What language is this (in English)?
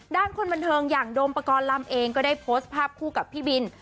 Thai